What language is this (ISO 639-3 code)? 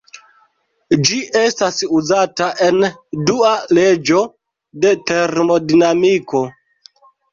epo